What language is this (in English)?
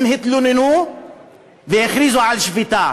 Hebrew